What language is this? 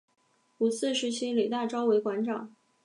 Chinese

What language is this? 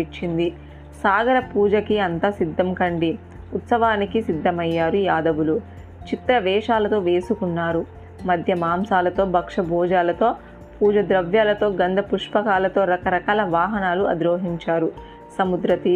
Telugu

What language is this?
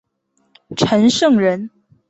Chinese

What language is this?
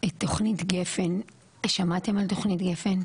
Hebrew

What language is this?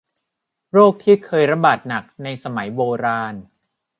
Thai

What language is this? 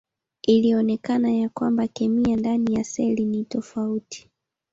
Swahili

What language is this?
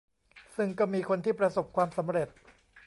Thai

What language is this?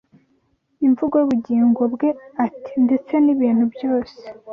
Kinyarwanda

